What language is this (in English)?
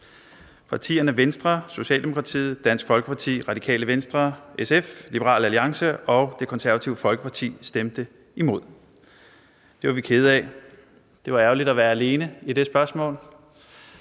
Danish